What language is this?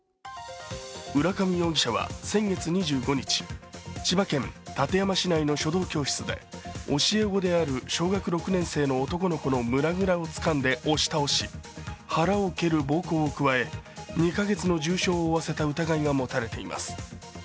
Japanese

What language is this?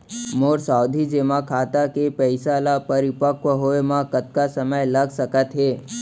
Chhattisgarhi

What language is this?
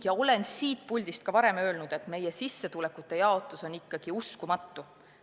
Estonian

